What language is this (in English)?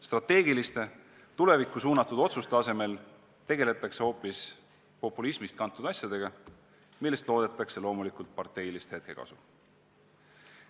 Estonian